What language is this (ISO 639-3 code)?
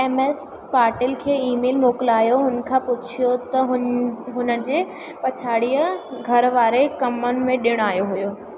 snd